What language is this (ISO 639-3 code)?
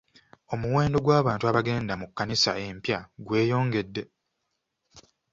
lug